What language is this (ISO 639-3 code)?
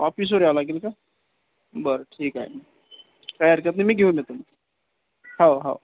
mar